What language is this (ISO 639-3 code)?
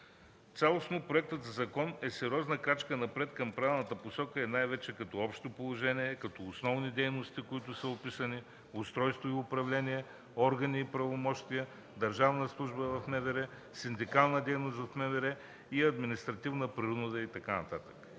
bul